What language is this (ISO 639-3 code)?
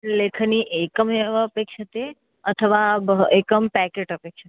san